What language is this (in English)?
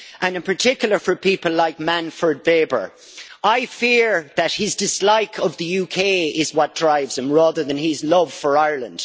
English